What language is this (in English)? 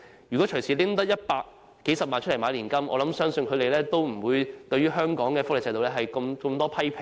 Cantonese